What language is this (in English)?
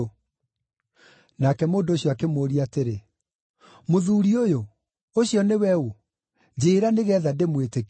Kikuyu